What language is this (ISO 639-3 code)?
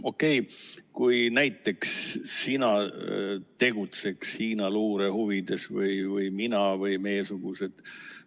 est